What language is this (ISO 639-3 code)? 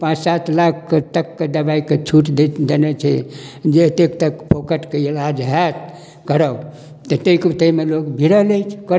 mai